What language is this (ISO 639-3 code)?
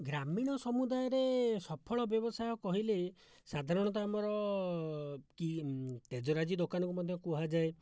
ori